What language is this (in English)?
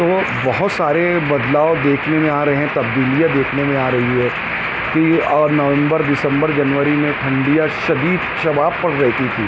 Urdu